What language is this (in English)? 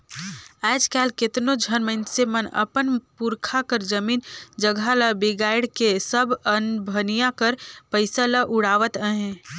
Chhattisgarhi